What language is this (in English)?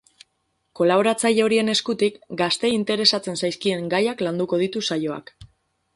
Basque